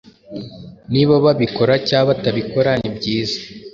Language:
Kinyarwanda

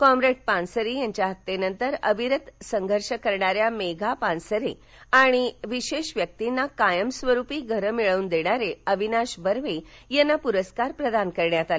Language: Marathi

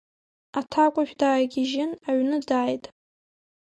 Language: Abkhazian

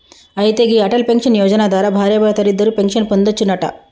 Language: Telugu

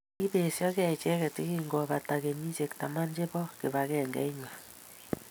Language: Kalenjin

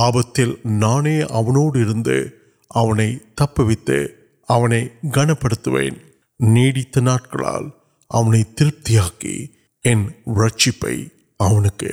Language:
Urdu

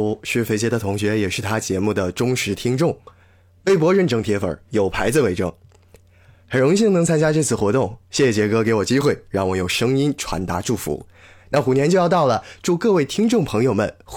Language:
Chinese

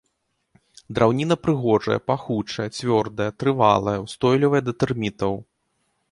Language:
Belarusian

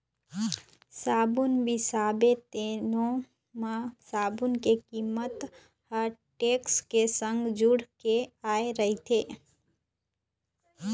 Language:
Chhattisgarhi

